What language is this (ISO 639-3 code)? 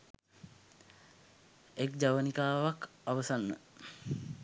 sin